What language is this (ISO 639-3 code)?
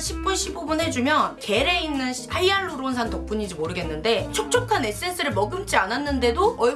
kor